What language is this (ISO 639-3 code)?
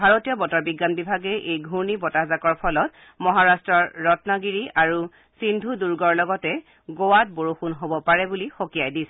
asm